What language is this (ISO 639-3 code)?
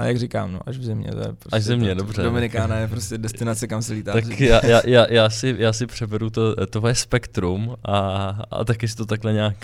ces